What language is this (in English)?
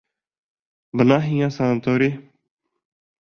Bashkir